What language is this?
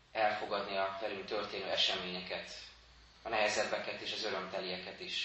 Hungarian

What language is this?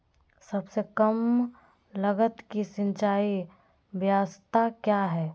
Magahi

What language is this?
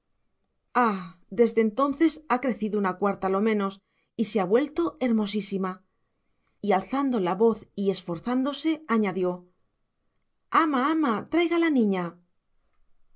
Spanish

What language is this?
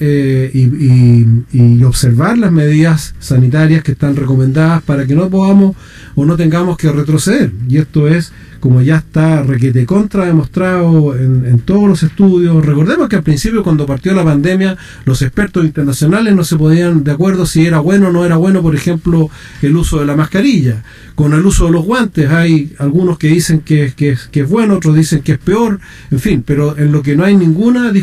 Spanish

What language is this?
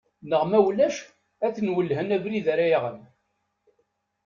Kabyle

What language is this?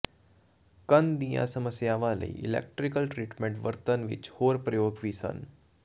Punjabi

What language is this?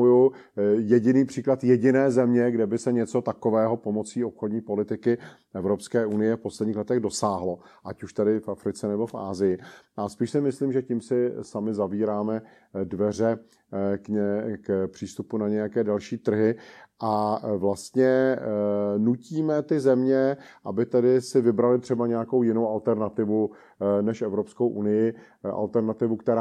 Czech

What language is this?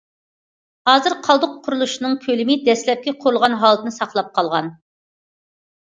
Uyghur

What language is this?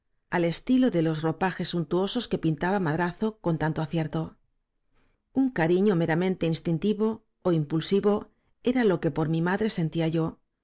Spanish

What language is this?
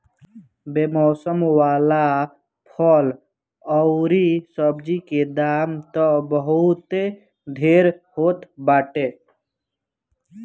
Bhojpuri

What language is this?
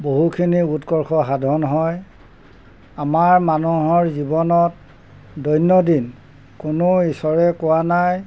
Assamese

